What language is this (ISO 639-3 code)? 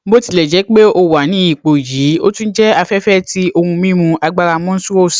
yor